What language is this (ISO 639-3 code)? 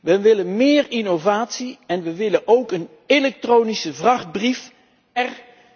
nld